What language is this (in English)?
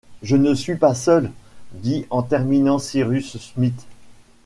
French